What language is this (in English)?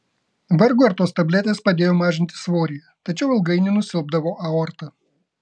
Lithuanian